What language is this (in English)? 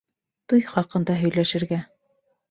Bashkir